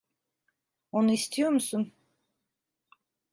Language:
Turkish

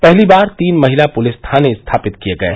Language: Hindi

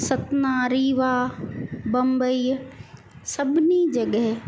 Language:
Sindhi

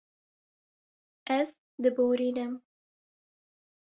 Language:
Kurdish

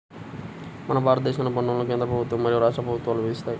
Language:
Telugu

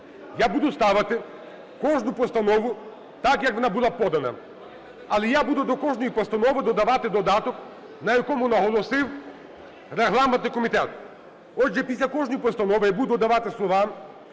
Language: Ukrainian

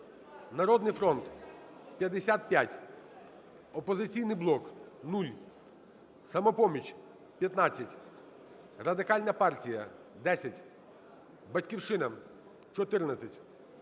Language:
Ukrainian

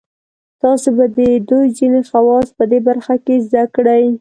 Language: Pashto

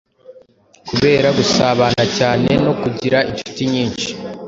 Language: Kinyarwanda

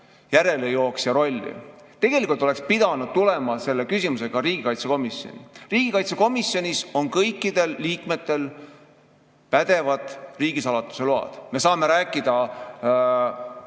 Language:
Estonian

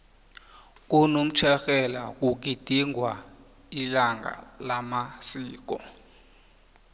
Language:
South Ndebele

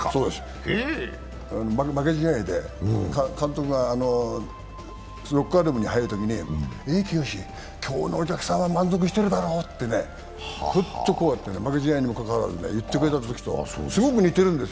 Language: Japanese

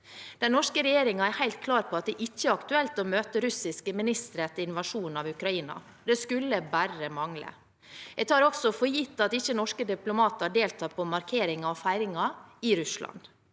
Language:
Norwegian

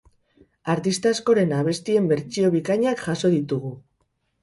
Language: Basque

